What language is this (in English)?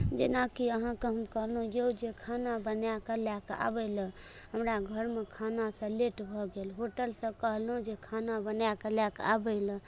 Maithili